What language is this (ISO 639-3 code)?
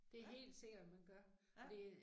dan